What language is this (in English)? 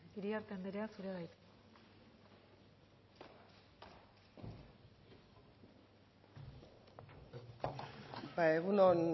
Basque